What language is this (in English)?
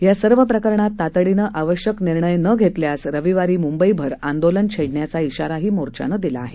Marathi